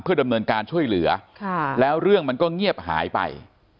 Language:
Thai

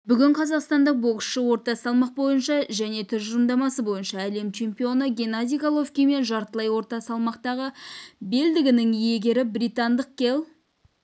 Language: Kazakh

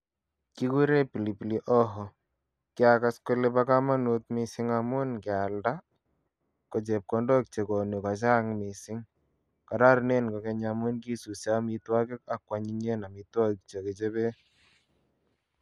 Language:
Kalenjin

